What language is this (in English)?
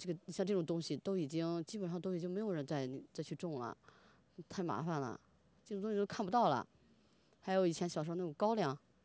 Chinese